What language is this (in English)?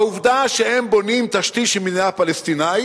Hebrew